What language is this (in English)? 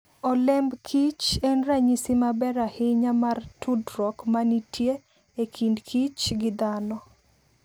Luo (Kenya and Tanzania)